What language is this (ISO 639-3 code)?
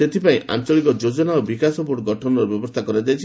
ori